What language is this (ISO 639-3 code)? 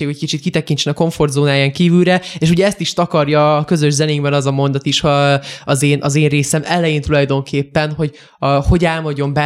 hun